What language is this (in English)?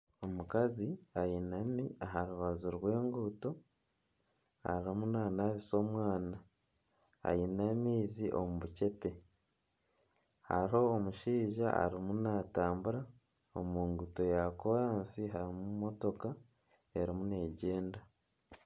Nyankole